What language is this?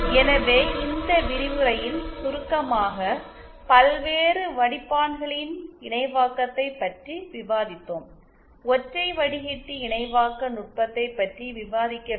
Tamil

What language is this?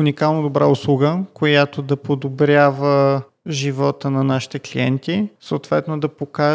Bulgarian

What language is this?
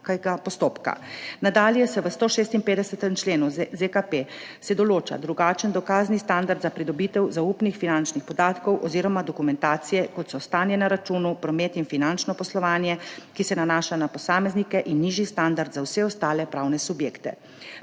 Slovenian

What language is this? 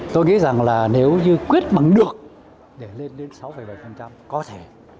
Vietnamese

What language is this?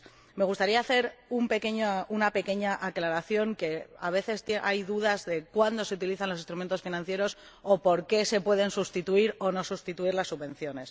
Spanish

